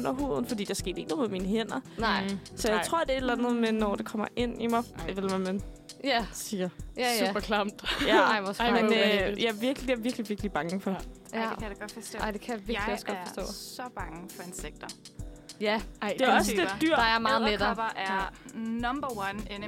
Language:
Danish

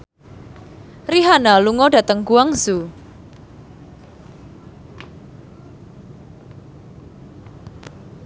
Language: Javanese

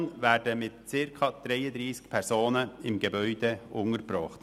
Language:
Swiss German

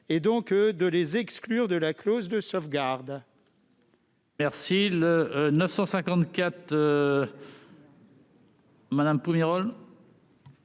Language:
French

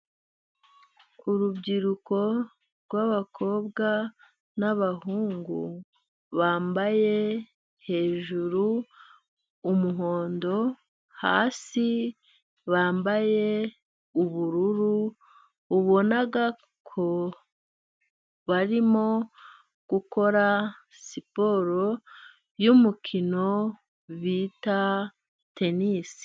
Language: Kinyarwanda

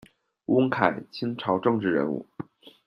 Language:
Chinese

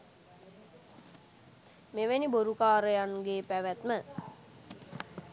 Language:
Sinhala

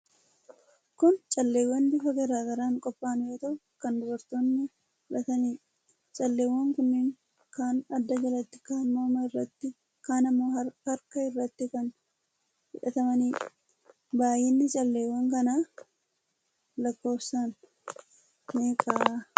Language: Oromo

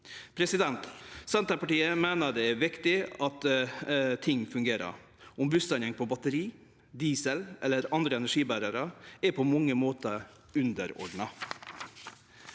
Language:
Norwegian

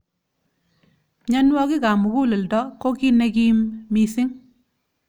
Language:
Kalenjin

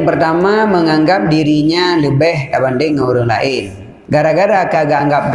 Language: Malay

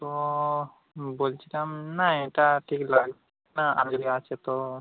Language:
Bangla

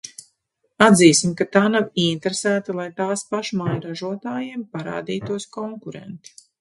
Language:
Latvian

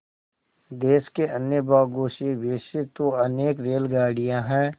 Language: Hindi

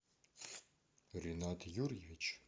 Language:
Russian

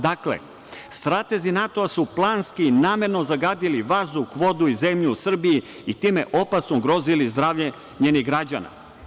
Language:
Serbian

